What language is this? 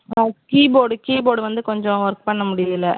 Tamil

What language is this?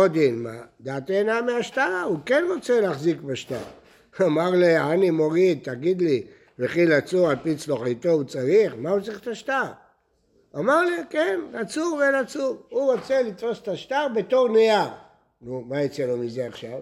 Hebrew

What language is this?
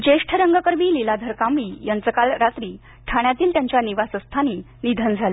Marathi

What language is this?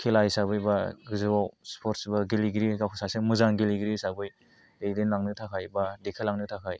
Bodo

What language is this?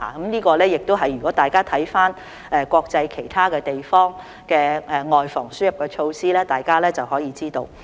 Cantonese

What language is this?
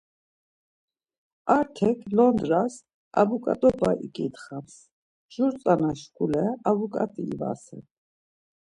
Laz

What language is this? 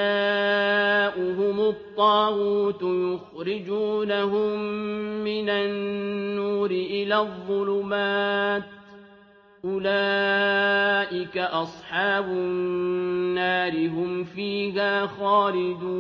Arabic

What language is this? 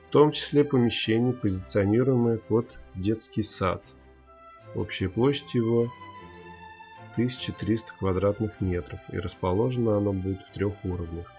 Russian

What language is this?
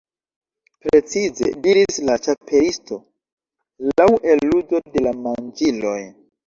Esperanto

